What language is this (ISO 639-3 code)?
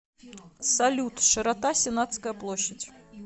rus